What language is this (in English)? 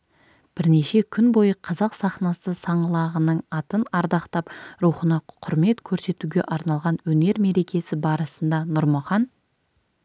Kazakh